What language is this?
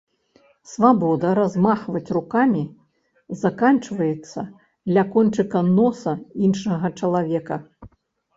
Belarusian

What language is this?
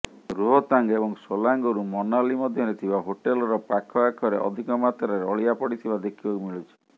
Odia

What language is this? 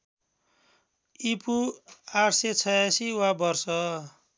Nepali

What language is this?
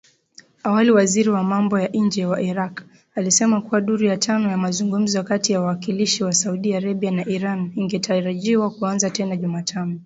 Swahili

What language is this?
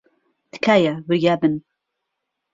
Central Kurdish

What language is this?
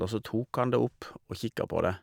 Norwegian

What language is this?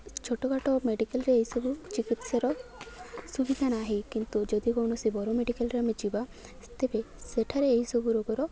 Odia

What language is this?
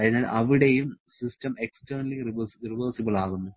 Malayalam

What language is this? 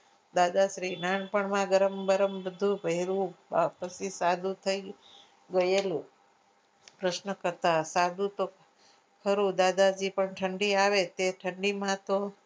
Gujarati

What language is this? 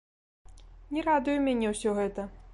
Belarusian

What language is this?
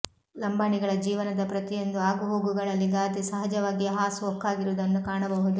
Kannada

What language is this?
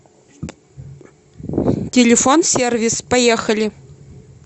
Russian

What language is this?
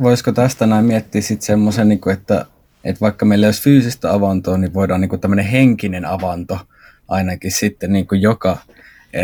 Finnish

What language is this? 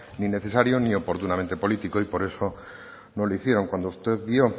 Spanish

